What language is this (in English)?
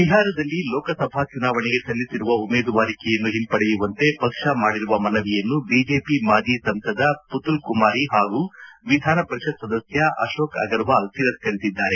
Kannada